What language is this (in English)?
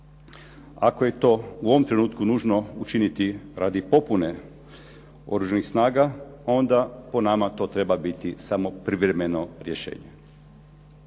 Croatian